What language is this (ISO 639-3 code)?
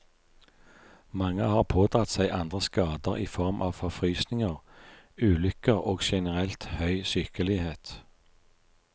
nor